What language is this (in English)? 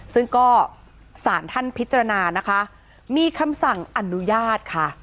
Thai